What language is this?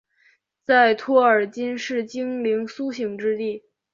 Chinese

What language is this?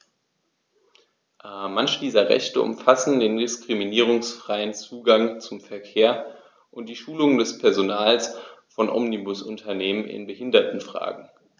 German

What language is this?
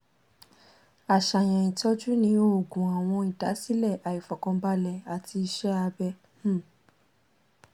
Yoruba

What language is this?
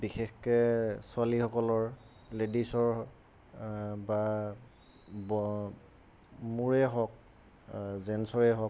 Assamese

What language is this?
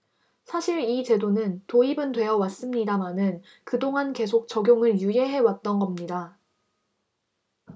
Korean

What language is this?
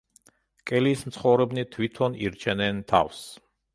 Georgian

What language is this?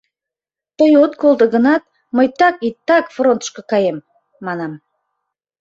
Mari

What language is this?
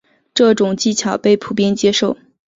Chinese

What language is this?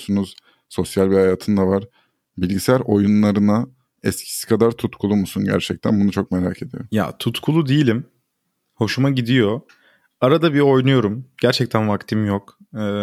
Turkish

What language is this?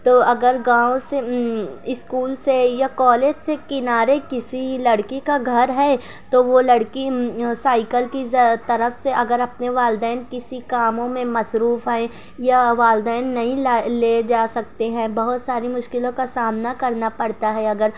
Urdu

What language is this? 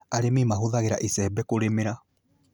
Kikuyu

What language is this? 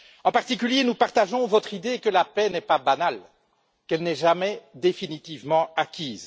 French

